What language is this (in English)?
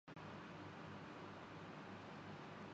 Urdu